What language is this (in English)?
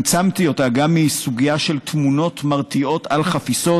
Hebrew